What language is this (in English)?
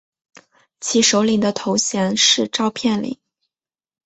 Chinese